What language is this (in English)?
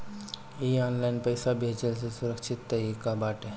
Bhojpuri